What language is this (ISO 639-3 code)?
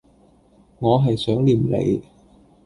yue